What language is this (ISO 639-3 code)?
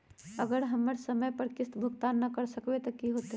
mag